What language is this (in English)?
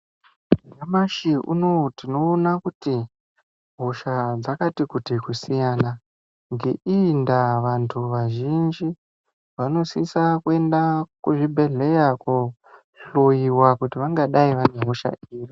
Ndau